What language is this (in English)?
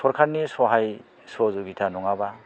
Bodo